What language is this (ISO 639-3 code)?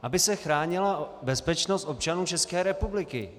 ces